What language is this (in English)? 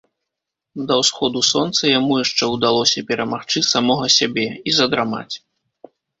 Belarusian